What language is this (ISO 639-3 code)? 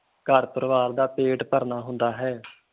pan